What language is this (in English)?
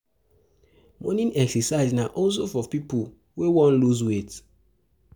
Nigerian Pidgin